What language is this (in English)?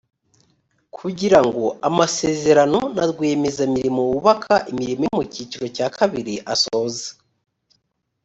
Kinyarwanda